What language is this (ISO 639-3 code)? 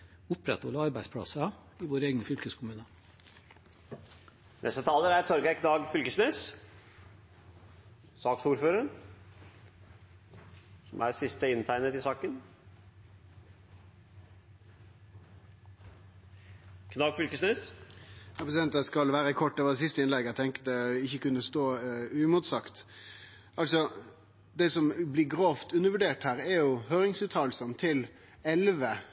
nor